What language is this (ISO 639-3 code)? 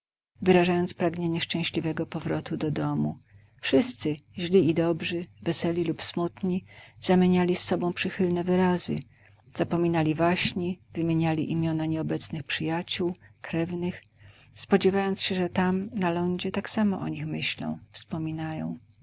pol